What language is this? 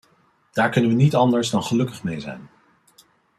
Dutch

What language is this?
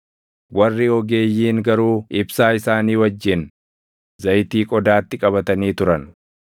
Oromo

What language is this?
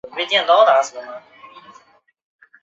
Chinese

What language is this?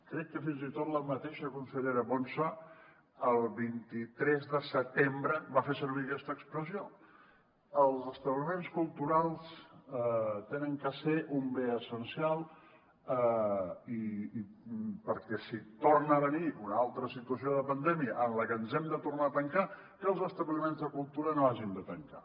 Catalan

